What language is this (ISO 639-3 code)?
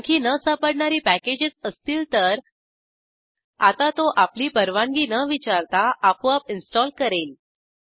mar